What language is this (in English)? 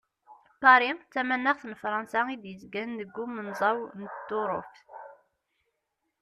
Kabyle